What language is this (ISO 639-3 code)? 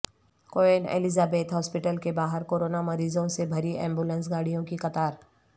urd